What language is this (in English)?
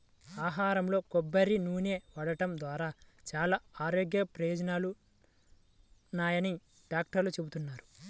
Telugu